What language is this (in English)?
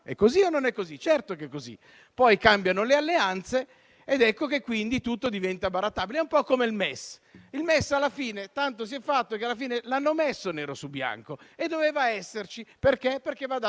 Italian